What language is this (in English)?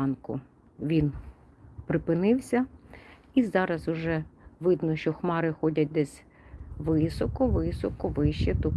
Ukrainian